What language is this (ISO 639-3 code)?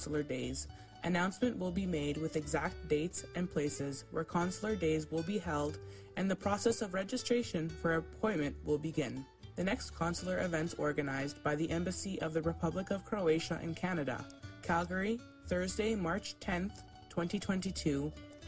hrv